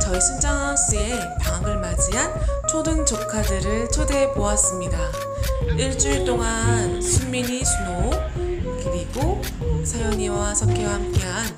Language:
Korean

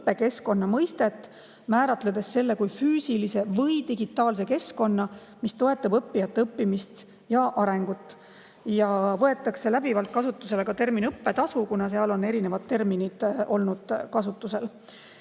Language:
Estonian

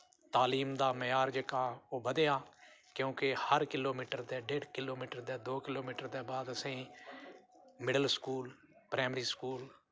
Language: Dogri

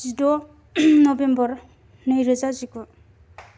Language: Bodo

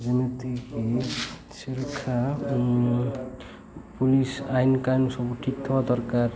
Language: Odia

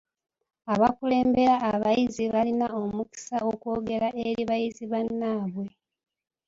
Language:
Ganda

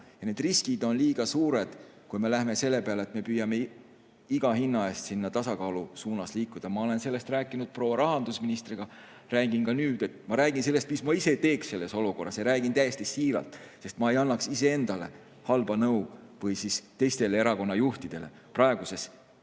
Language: Estonian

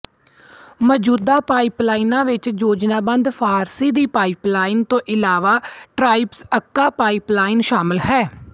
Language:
Punjabi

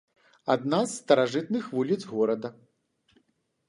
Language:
Belarusian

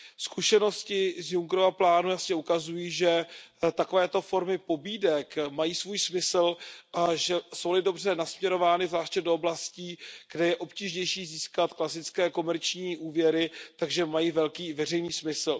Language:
Czech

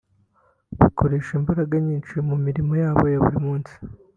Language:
Kinyarwanda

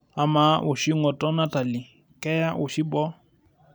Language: Masai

